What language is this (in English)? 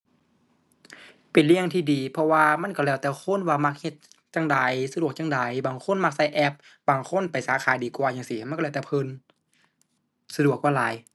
Thai